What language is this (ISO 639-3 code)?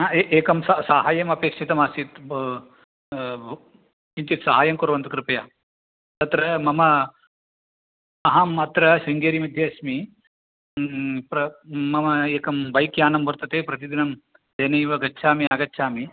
san